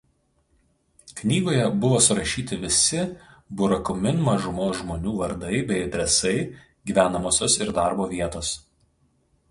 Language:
Lithuanian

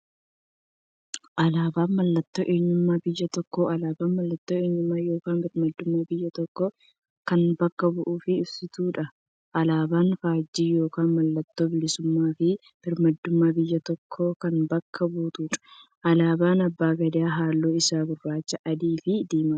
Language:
Oromo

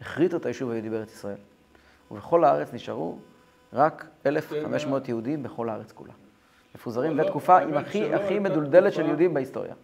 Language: Hebrew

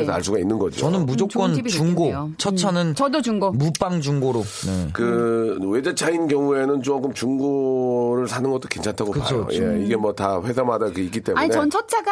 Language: Korean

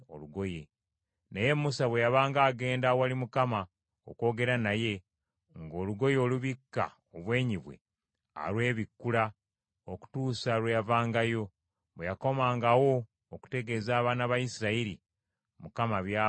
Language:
Ganda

